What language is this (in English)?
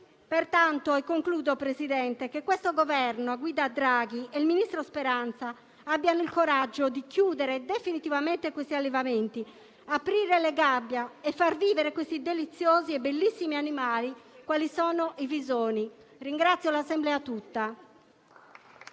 Italian